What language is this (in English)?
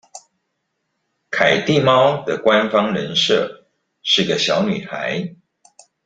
Chinese